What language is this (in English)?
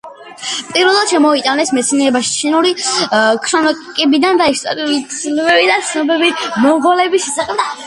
Georgian